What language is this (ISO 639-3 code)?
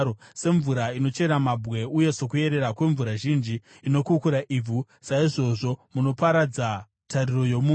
sna